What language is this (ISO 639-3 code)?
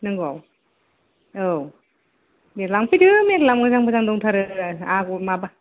brx